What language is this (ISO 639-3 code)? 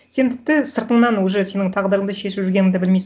kaz